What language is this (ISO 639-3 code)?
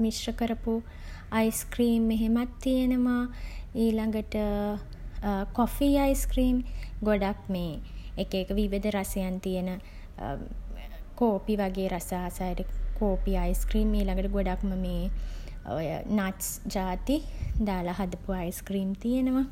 sin